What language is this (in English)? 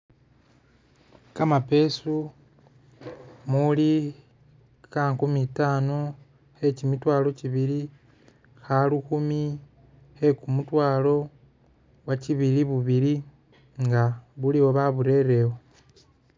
Masaaba